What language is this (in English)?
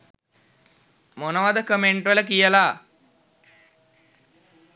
Sinhala